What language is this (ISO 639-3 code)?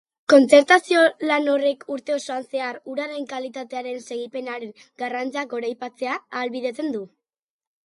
eus